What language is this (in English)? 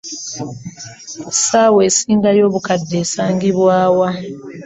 Ganda